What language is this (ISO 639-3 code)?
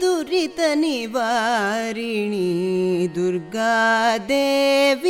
kan